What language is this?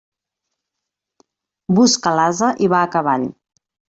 Catalan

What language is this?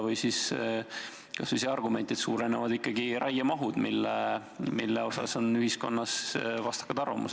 Estonian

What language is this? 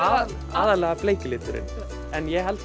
Icelandic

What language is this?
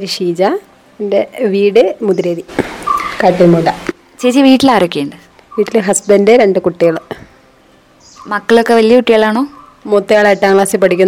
Malayalam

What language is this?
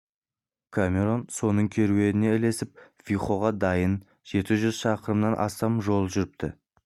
Kazakh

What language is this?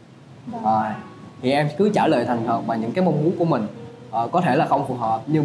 Vietnamese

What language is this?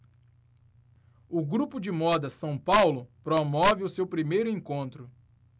Portuguese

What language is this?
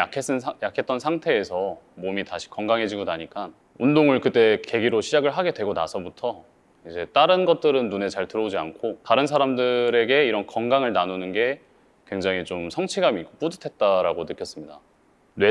Korean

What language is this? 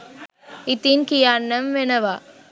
Sinhala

